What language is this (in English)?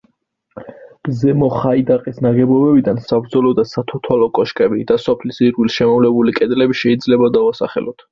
Georgian